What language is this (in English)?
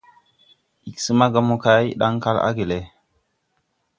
Tupuri